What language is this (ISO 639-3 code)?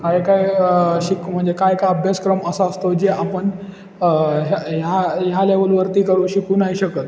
mar